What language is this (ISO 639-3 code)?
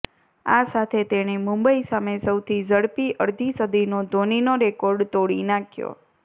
guj